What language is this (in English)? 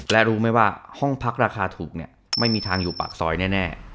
Thai